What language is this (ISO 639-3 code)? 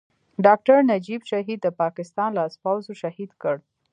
pus